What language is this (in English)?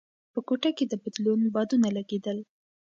Pashto